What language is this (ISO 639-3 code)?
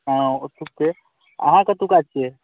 mai